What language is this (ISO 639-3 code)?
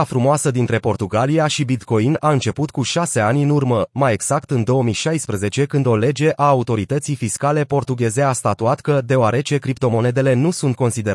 ron